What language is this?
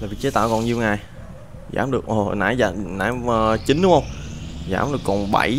Vietnamese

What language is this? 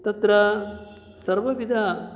Sanskrit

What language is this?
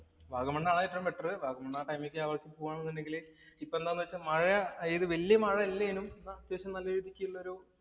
Malayalam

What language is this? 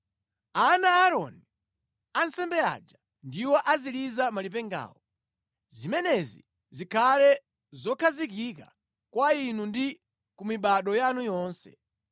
Nyanja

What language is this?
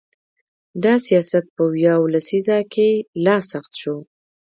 Pashto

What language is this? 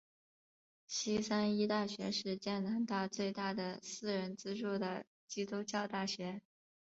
Chinese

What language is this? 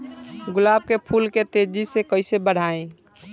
Bhojpuri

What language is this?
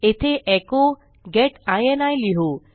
Marathi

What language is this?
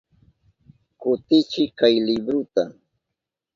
Southern Pastaza Quechua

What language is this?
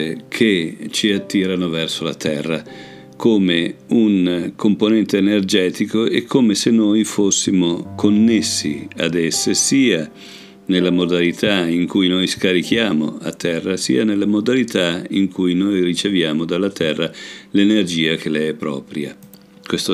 Italian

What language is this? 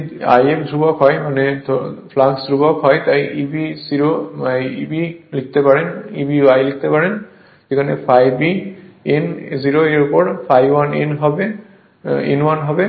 Bangla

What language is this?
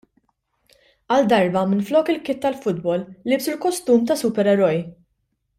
Maltese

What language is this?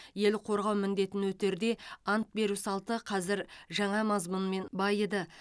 Kazakh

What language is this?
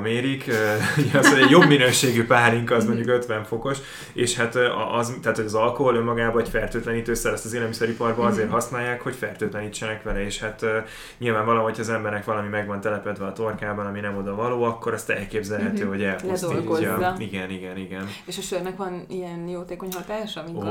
Hungarian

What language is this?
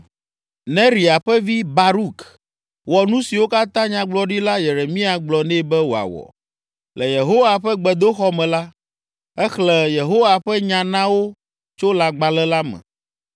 Ewe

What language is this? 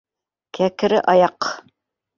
Bashkir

